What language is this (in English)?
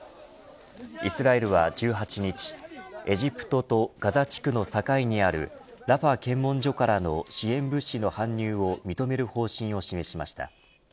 Japanese